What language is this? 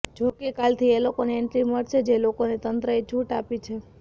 Gujarati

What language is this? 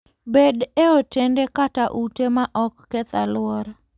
Luo (Kenya and Tanzania)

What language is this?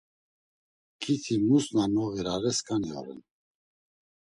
Laz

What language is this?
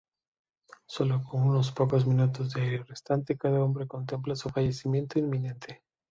Spanish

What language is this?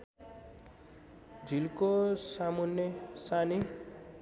Nepali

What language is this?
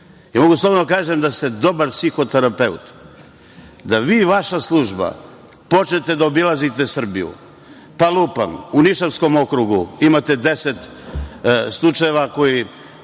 Serbian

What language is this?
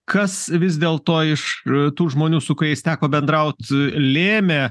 Lithuanian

